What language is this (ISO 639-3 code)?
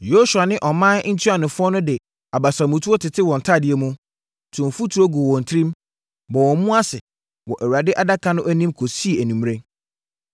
aka